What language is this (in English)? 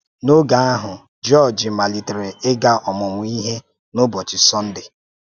Igbo